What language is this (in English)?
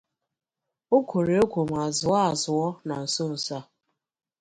Igbo